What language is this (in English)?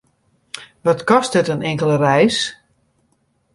Western Frisian